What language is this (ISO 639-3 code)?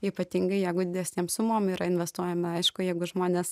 lit